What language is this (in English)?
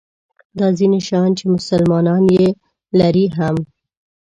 Pashto